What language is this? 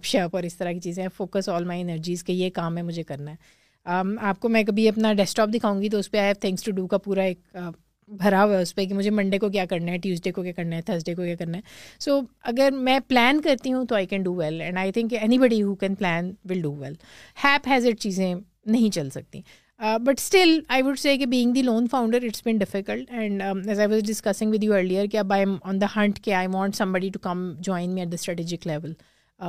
Urdu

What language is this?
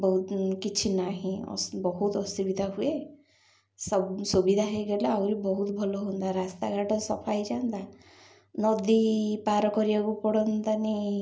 Odia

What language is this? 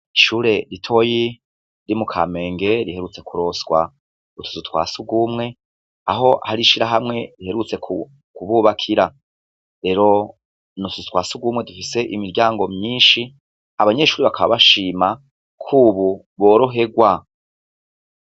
Rundi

